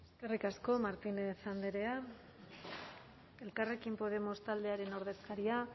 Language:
Basque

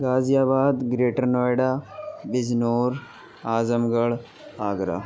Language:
Urdu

